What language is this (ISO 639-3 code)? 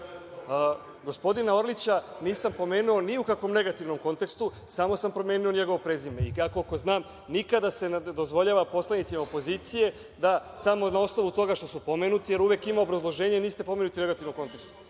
srp